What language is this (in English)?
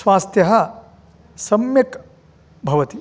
Sanskrit